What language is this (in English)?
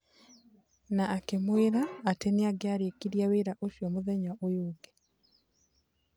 Kikuyu